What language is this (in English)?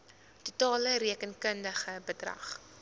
Afrikaans